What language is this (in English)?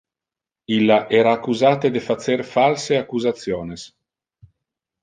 Interlingua